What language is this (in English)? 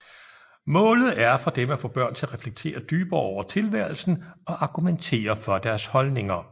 Danish